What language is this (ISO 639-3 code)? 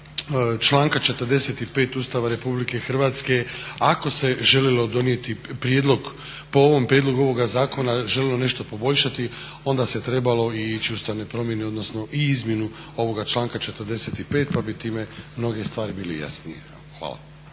hrv